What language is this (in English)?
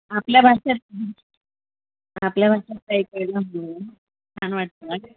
Marathi